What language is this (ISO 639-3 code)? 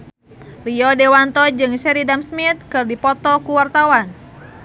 sun